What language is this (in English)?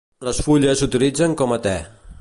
Catalan